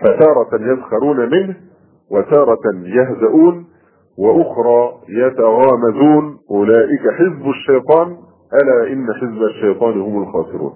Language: Arabic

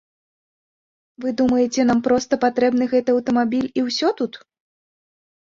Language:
Belarusian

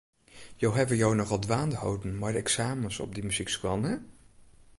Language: Western Frisian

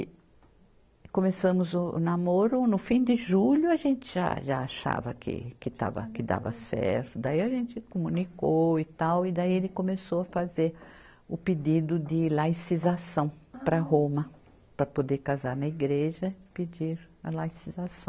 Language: Portuguese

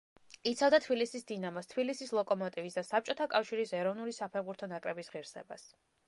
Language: Georgian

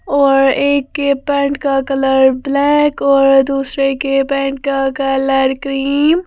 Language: Hindi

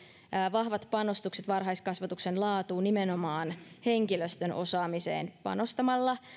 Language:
Finnish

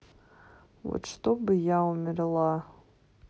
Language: Russian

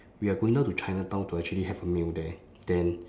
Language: English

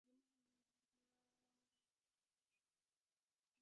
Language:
Divehi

